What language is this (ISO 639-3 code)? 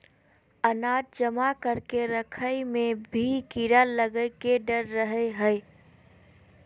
mag